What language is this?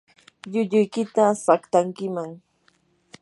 Yanahuanca Pasco Quechua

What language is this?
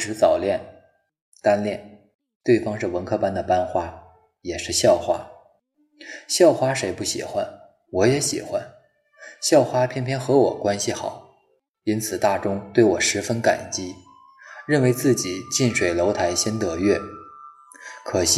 Chinese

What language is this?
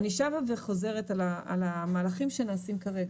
Hebrew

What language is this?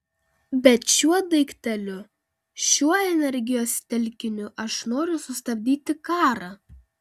Lithuanian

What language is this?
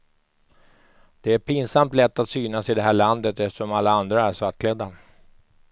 Swedish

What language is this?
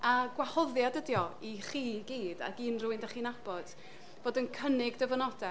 Welsh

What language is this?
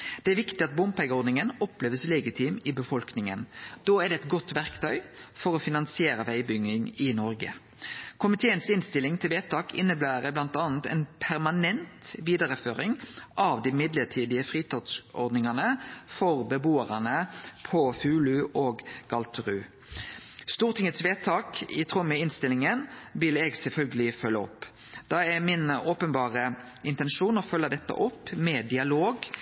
Norwegian Nynorsk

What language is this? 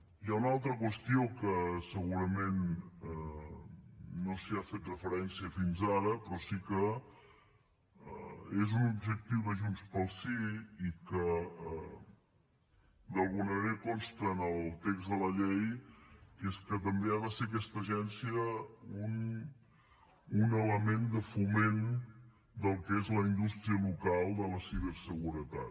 Catalan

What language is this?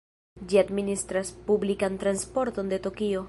Esperanto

